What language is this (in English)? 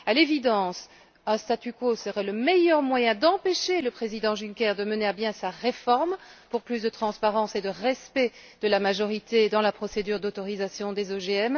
French